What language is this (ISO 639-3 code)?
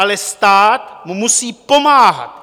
ces